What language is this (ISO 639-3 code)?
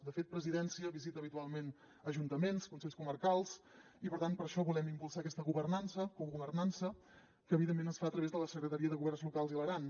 cat